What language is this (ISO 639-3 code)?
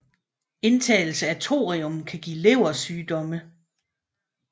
dan